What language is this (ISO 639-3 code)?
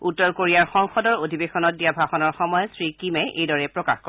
asm